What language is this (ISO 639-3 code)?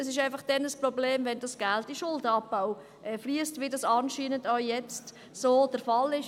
gsw